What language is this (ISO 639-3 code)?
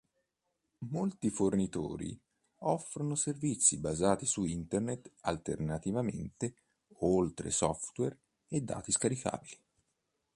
ita